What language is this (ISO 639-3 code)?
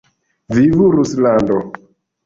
epo